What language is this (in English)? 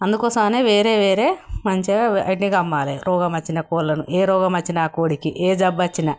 Telugu